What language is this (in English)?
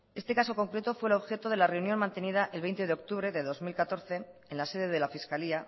Spanish